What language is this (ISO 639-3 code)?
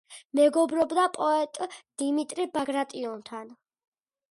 kat